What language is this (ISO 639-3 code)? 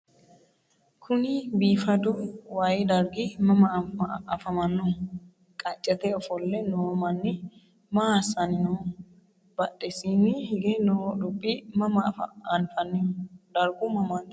sid